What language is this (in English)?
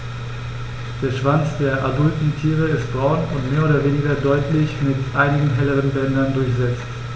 German